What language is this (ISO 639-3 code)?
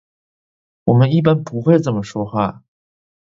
zho